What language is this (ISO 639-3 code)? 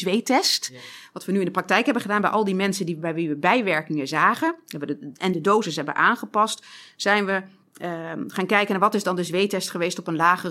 nld